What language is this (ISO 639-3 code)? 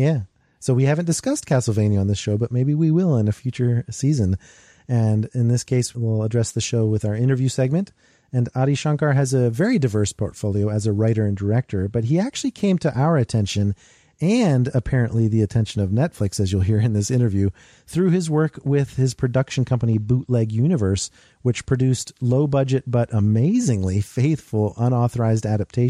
eng